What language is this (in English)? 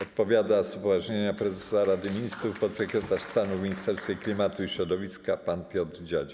Polish